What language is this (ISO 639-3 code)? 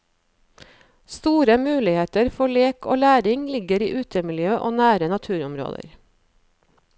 nor